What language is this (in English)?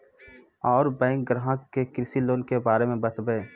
Maithili